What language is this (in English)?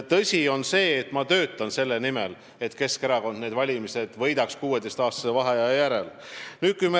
Estonian